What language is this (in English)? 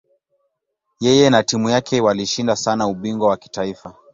Swahili